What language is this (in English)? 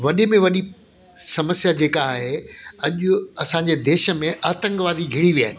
Sindhi